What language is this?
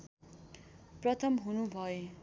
Nepali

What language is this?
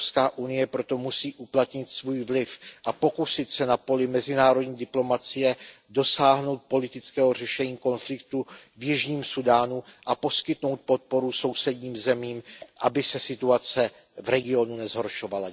Czech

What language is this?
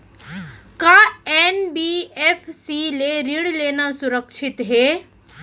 Chhattisgarhi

